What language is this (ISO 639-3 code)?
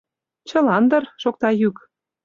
chm